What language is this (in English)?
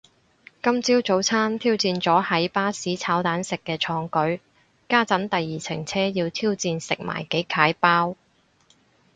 Cantonese